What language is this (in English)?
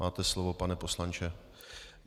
Czech